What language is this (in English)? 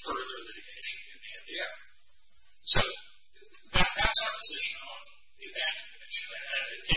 English